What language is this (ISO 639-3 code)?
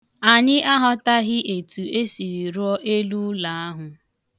ibo